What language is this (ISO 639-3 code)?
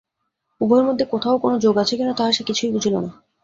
ben